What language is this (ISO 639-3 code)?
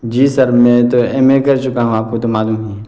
urd